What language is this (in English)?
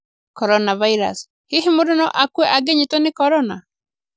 Kikuyu